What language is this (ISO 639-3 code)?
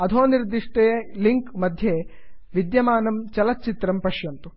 san